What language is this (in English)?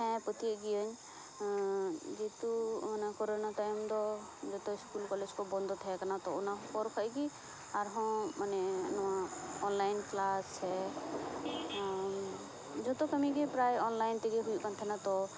Santali